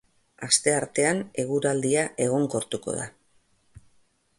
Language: Basque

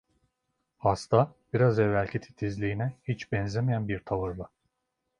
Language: Turkish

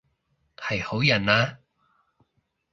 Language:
Cantonese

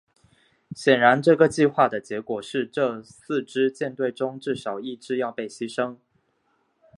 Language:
Chinese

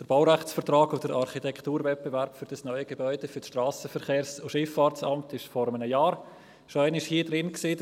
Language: Swiss German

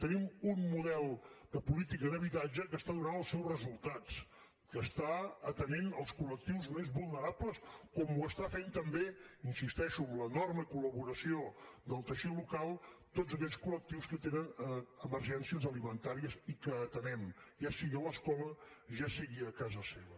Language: Catalan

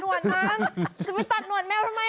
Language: Thai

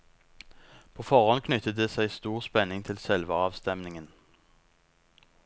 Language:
Norwegian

